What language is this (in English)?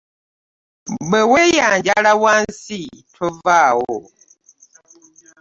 Ganda